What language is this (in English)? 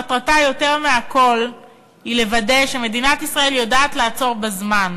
Hebrew